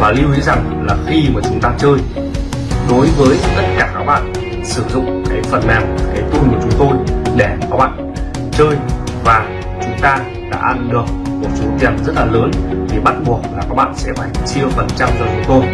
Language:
Vietnamese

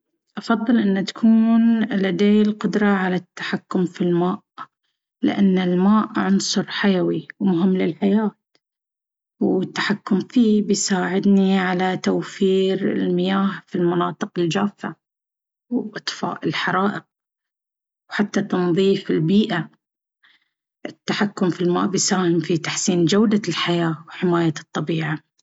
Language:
Baharna Arabic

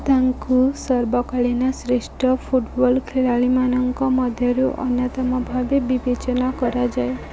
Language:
Odia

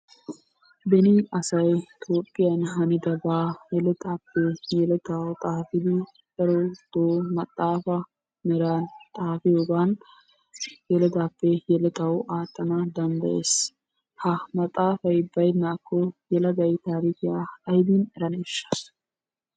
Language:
Wolaytta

